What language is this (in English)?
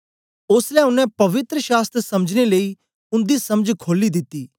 Dogri